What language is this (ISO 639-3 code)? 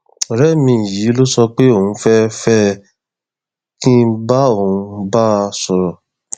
yor